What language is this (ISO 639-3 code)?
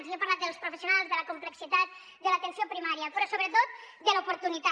cat